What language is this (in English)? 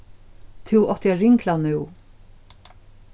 Faroese